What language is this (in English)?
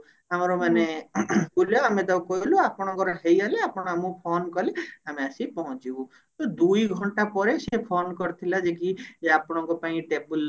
Odia